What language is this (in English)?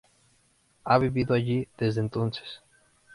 Spanish